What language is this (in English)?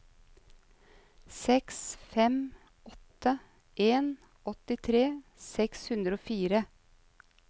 Norwegian